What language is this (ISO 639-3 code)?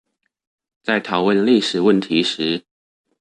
zho